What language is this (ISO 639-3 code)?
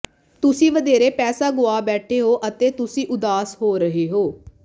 pan